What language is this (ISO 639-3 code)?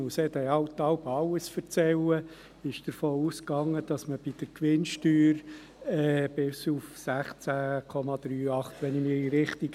gsw